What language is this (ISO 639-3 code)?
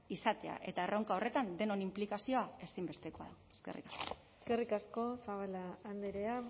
eus